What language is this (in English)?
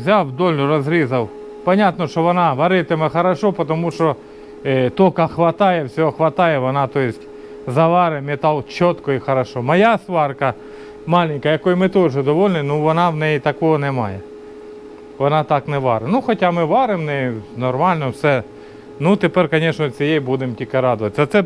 Russian